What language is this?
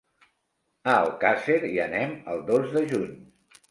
Catalan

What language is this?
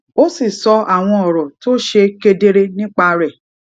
Yoruba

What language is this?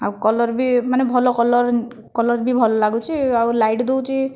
Odia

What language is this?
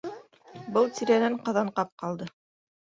Bashkir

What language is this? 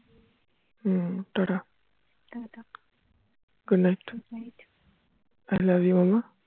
Bangla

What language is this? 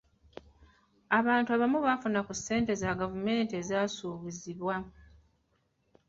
Ganda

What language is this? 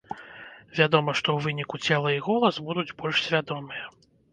Belarusian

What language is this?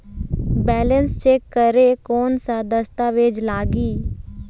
Chhattisgarhi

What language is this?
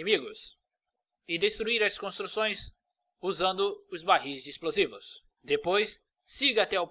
Portuguese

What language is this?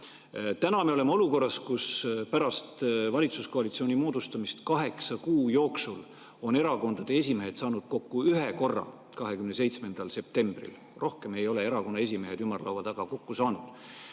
Estonian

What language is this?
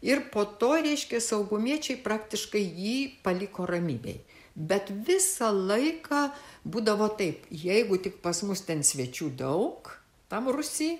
Lithuanian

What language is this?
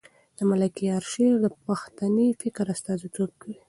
Pashto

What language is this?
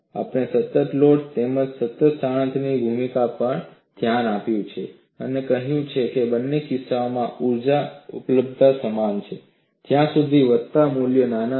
Gujarati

